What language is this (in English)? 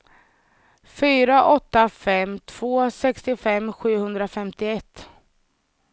Swedish